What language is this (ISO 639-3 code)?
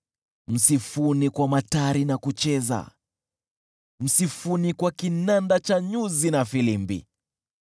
swa